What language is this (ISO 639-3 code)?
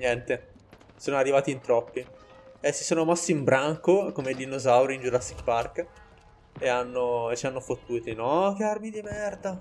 ita